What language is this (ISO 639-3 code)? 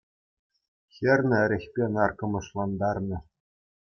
chv